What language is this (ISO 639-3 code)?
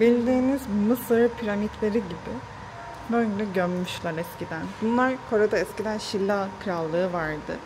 tur